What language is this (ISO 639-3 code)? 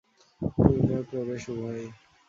ben